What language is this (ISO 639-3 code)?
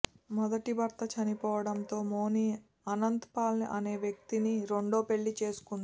tel